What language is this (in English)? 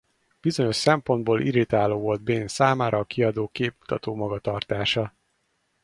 Hungarian